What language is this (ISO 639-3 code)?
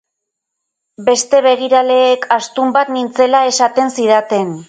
eus